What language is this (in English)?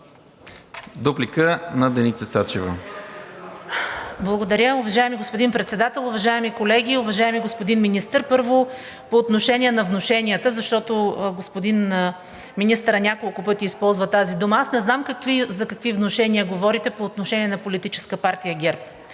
Bulgarian